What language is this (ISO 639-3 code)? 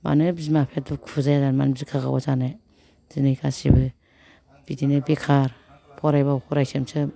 brx